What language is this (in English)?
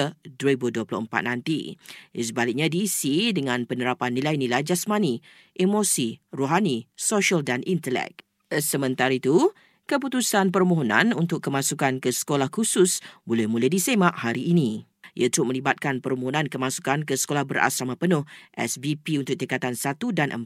Malay